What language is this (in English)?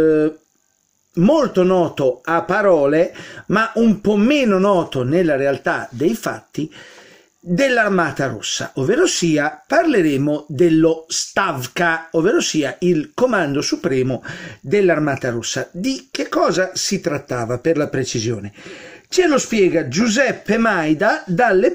Italian